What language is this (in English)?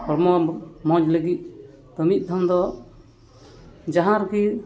Santali